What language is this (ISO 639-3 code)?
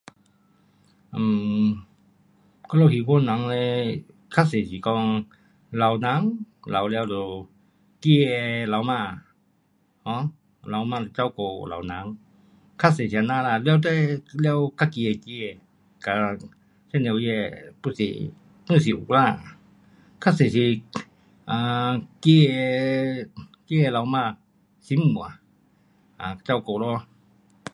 cpx